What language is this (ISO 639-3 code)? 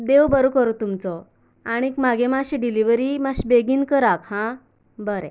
kok